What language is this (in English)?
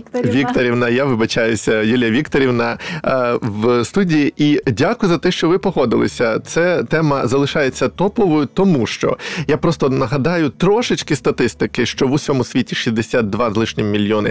Ukrainian